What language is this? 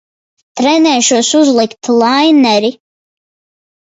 Latvian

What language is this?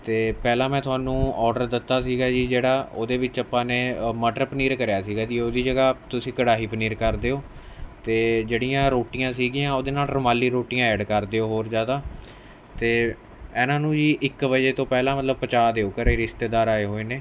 Punjabi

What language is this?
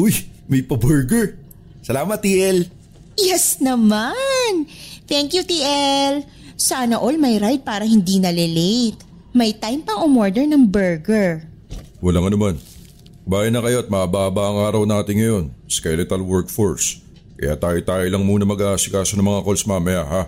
Filipino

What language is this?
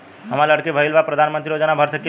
Bhojpuri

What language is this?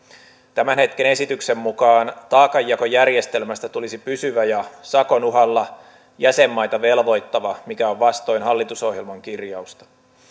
Finnish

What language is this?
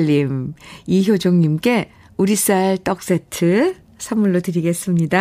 Korean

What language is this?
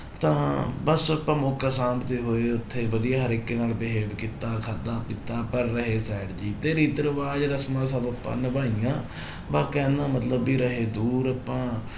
Punjabi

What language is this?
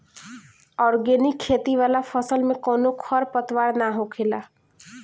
Bhojpuri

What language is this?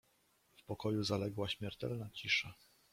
Polish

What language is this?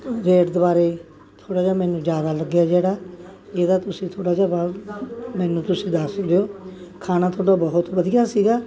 Punjabi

